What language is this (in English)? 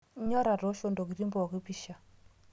Masai